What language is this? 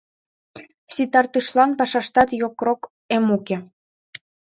Mari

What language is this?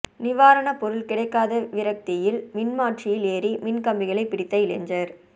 Tamil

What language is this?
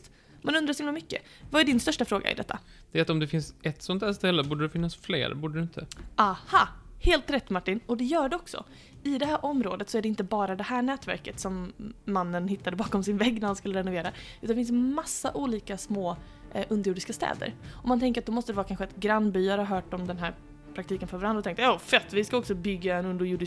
Swedish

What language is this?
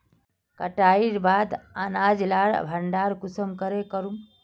Magahi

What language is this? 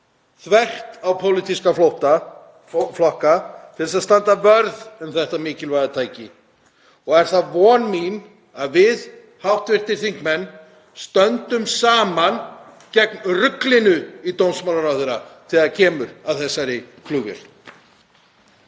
Icelandic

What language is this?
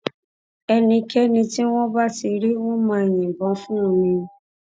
Yoruba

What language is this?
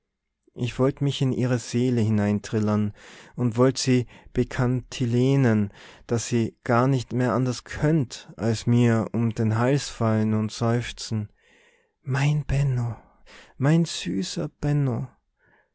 German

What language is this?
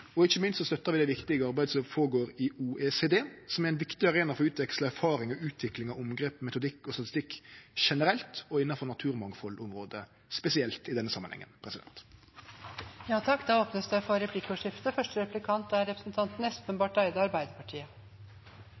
Norwegian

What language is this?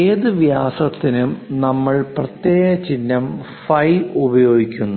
Malayalam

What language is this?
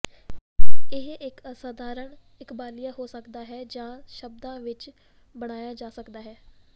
Punjabi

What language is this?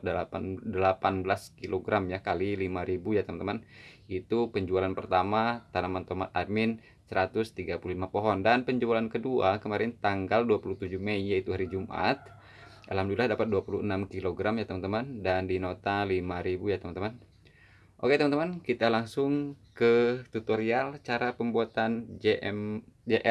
Indonesian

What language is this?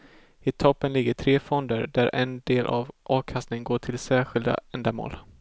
Swedish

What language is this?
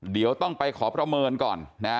Thai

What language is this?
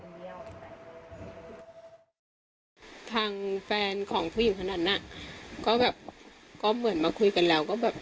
Thai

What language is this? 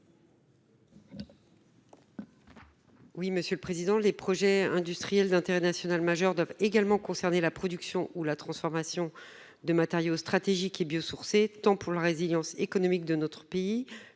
French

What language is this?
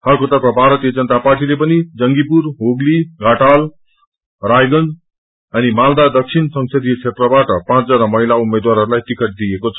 Nepali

